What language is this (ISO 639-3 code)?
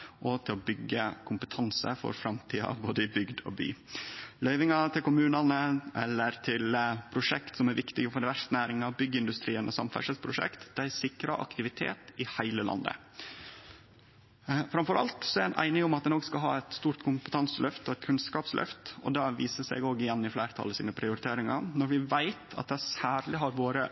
nno